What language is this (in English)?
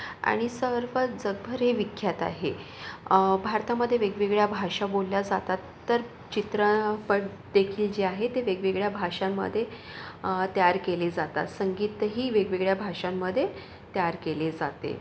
Marathi